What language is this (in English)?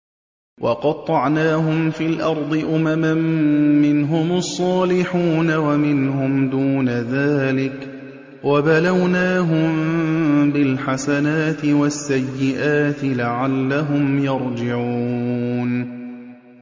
Arabic